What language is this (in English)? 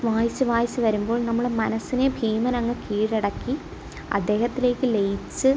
Malayalam